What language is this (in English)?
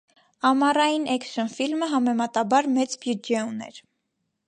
Armenian